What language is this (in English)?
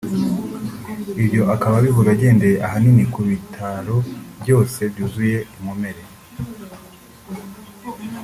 Kinyarwanda